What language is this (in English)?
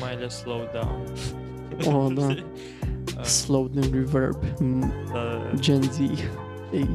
Romanian